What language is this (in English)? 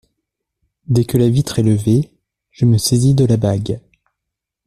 French